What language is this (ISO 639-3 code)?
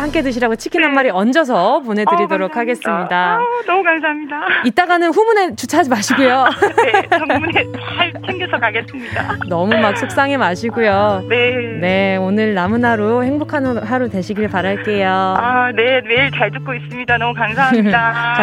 kor